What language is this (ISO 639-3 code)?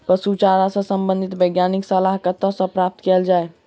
mai